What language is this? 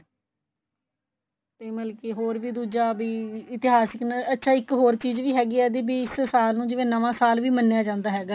Punjabi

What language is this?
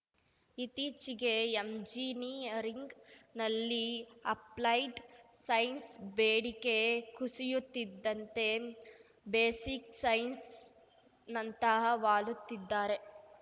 Kannada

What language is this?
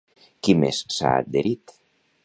Catalan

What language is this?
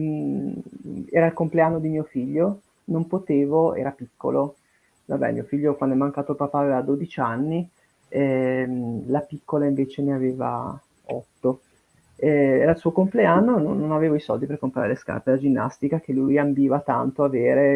Italian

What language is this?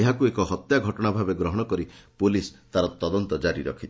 Odia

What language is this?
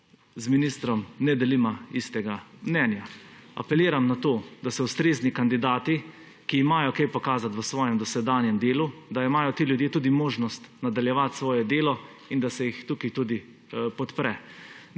Slovenian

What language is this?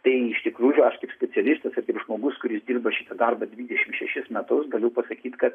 Lithuanian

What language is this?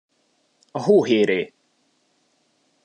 Hungarian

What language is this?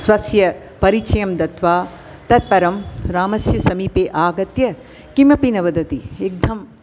Sanskrit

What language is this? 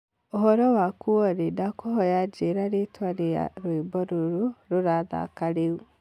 Kikuyu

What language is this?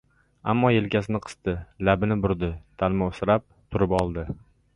Uzbek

